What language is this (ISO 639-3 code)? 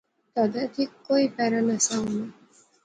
phr